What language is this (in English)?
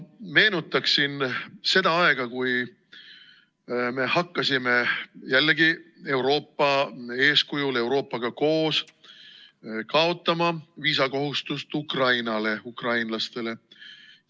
Estonian